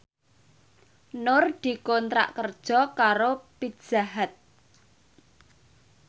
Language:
Javanese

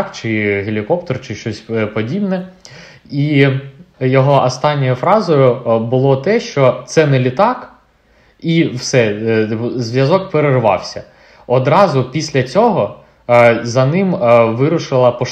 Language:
Ukrainian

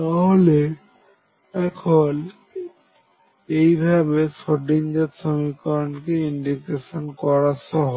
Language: Bangla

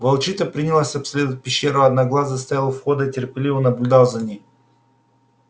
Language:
Russian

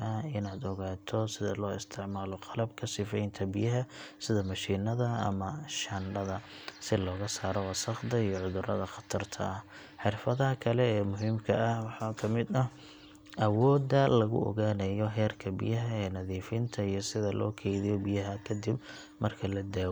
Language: Somali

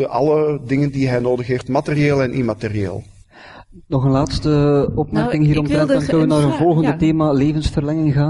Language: Dutch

